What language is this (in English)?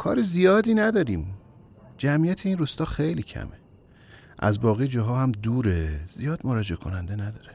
Persian